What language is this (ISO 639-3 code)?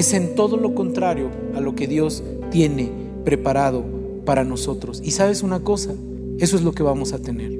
spa